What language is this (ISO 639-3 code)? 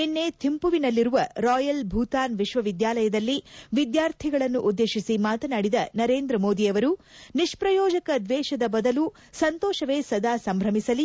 kan